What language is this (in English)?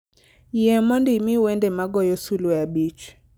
Luo (Kenya and Tanzania)